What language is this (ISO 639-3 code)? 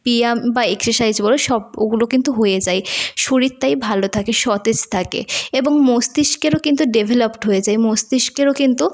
ben